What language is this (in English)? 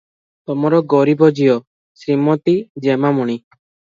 Odia